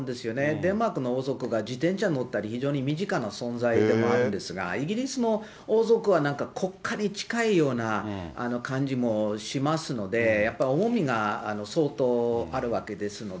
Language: Japanese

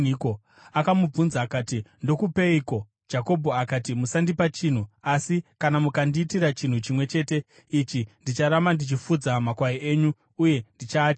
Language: Shona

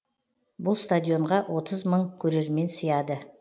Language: Kazakh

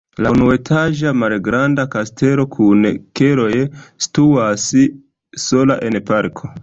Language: Esperanto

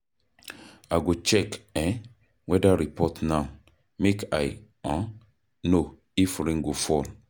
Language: Nigerian Pidgin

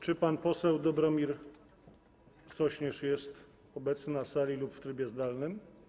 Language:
Polish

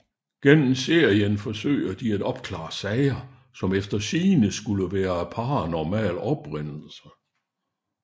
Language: Danish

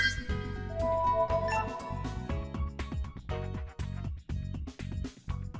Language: Vietnamese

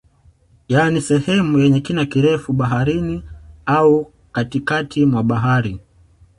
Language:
Swahili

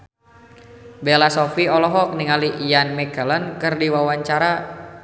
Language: Sundanese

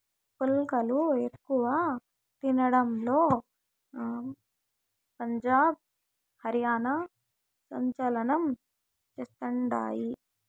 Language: Telugu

